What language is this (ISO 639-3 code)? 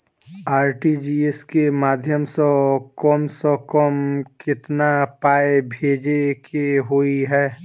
mai